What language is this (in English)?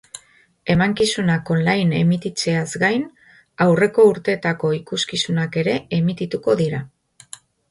Basque